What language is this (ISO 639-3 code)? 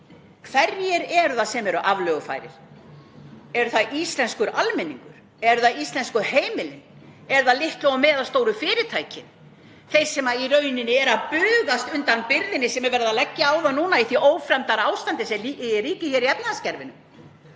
isl